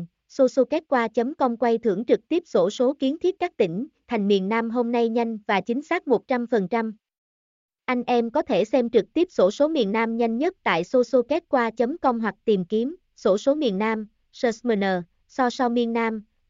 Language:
Vietnamese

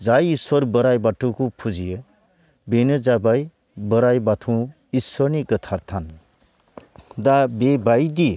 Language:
Bodo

